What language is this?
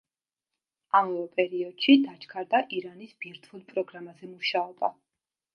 Georgian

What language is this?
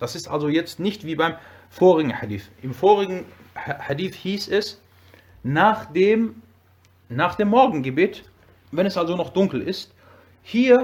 German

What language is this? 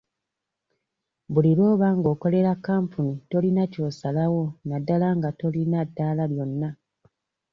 Ganda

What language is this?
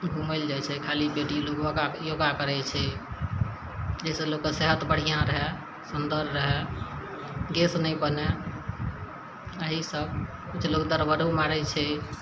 Maithili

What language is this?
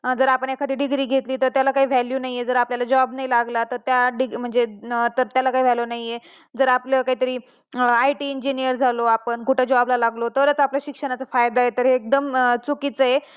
Marathi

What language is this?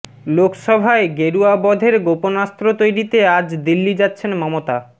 Bangla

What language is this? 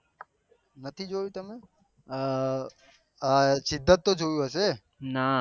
Gujarati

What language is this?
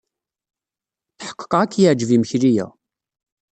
Kabyle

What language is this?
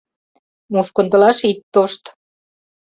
Mari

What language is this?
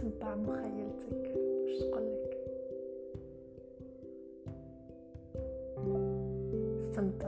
Arabic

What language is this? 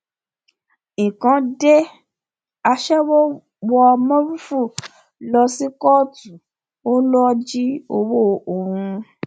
Yoruba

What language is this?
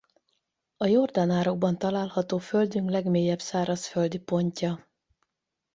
Hungarian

